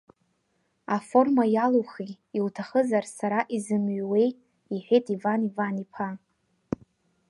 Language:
Abkhazian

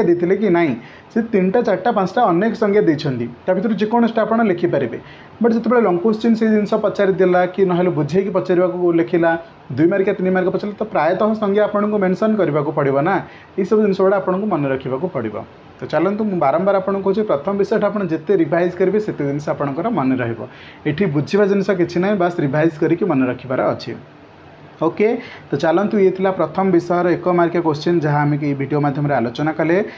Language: Gujarati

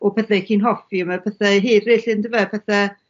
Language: Welsh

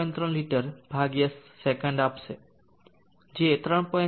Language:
Gujarati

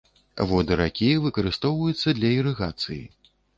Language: Belarusian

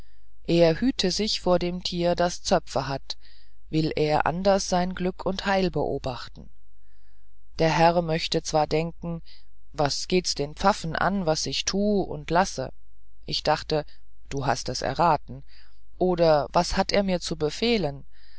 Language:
German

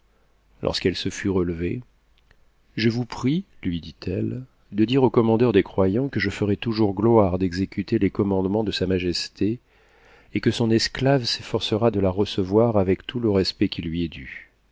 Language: French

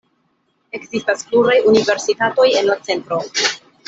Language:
Esperanto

